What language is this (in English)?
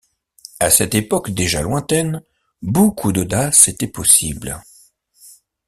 French